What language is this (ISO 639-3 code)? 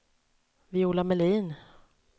swe